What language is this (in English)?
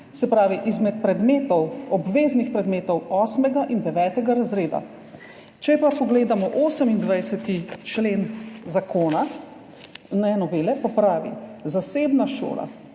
Slovenian